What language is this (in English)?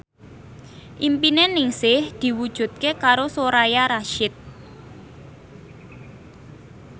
Javanese